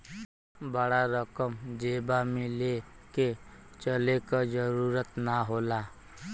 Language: Bhojpuri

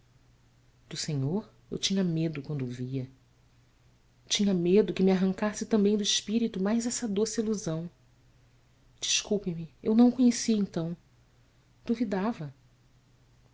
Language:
Portuguese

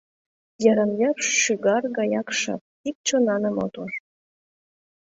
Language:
Mari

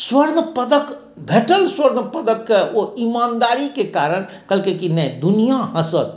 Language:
Maithili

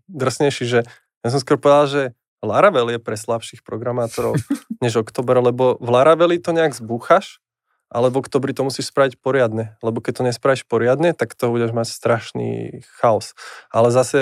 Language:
Slovak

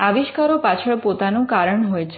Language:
Gujarati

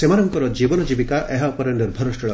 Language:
Odia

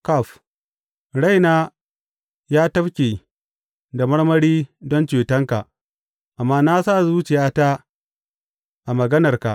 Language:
Hausa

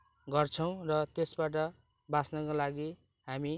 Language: Nepali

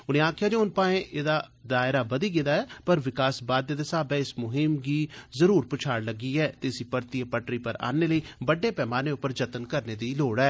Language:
Dogri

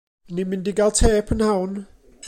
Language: Welsh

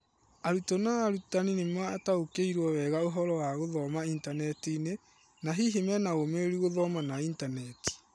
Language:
Kikuyu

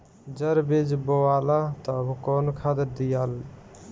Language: Bhojpuri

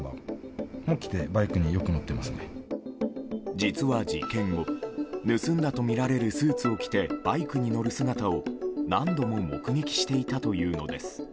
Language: Japanese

